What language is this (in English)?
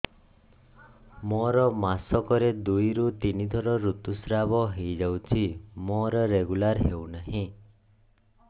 Odia